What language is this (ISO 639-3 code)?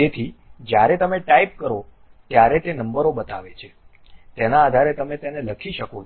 guj